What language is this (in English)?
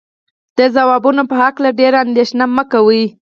Pashto